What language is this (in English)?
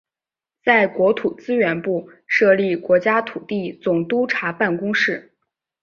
Chinese